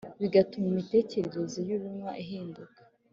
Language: Kinyarwanda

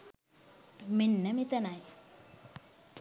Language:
Sinhala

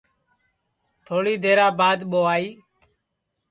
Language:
Sansi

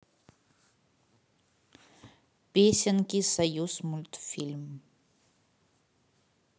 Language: Russian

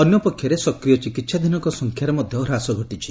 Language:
Odia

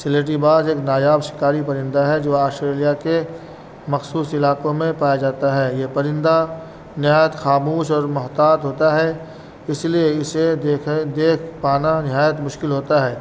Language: Urdu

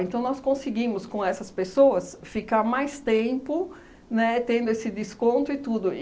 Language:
Portuguese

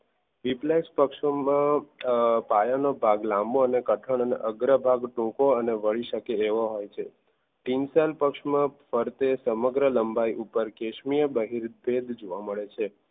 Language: Gujarati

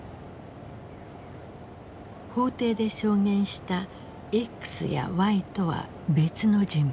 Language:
Japanese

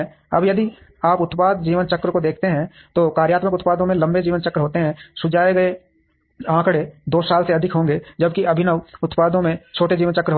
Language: Hindi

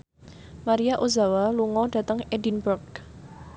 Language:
Javanese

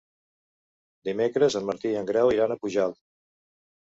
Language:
Catalan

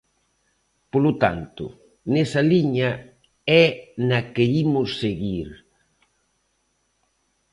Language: Galician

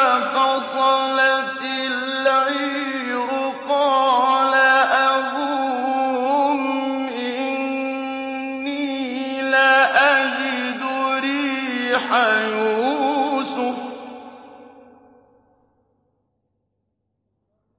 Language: Arabic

